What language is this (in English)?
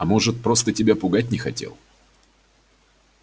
Russian